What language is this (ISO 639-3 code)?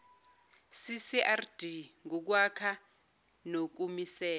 zul